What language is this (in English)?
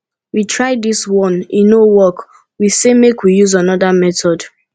Nigerian Pidgin